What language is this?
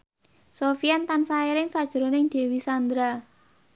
Javanese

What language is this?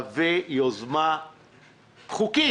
Hebrew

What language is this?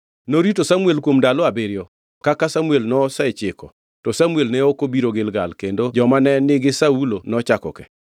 Luo (Kenya and Tanzania)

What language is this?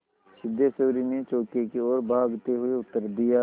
Hindi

